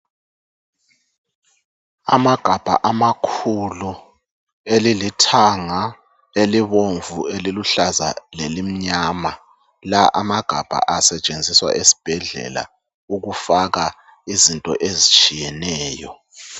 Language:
North Ndebele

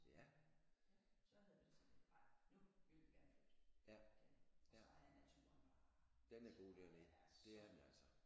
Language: Danish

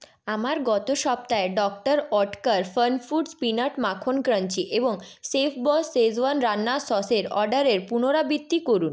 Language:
Bangla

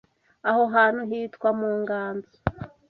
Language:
Kinyarwanda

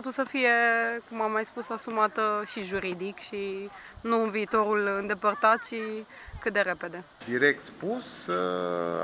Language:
Romanian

